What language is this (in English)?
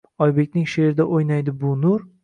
Uzbek